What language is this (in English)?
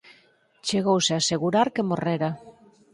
Galician